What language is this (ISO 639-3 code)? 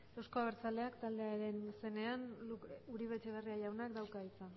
eus